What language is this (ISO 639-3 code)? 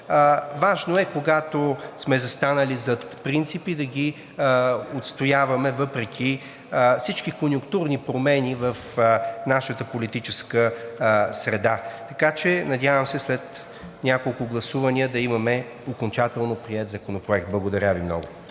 bul